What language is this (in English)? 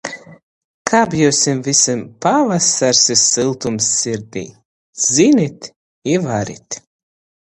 Latgalian